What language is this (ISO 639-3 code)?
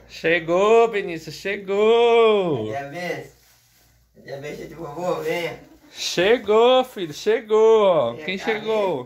por